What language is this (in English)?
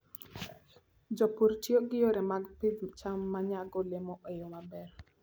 Luo (Kenya and Tanzania)